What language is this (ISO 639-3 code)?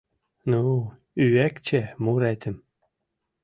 chm